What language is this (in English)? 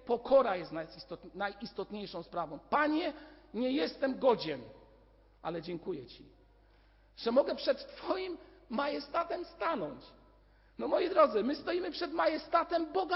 Polish